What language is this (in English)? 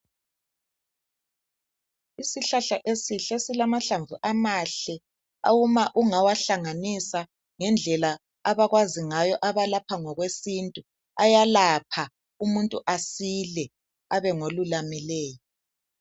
North Ndebele